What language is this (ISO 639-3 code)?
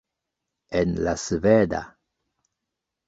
epo